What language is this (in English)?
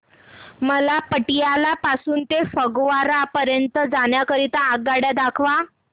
Marathi